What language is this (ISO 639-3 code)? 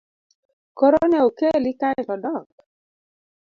luo